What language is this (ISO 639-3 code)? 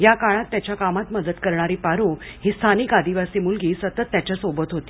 mar